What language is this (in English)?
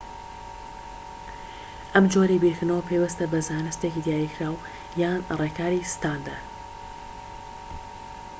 Central Kurdish